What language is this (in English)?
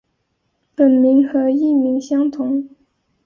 Chinese